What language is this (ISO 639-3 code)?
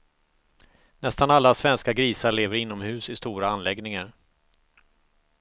swe